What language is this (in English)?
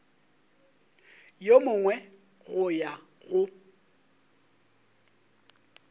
Northern Sotho